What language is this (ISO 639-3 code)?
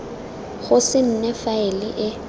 tsn